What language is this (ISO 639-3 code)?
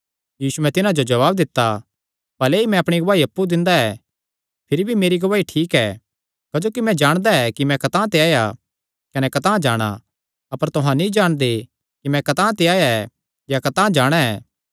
xnr